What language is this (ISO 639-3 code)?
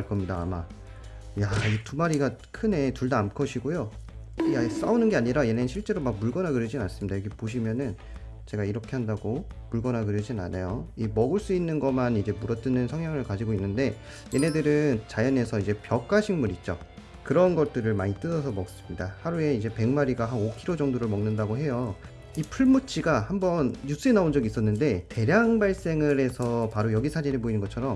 kor